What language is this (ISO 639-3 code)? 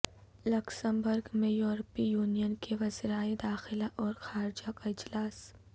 urd